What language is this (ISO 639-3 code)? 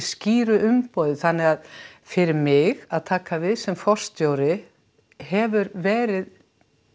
isl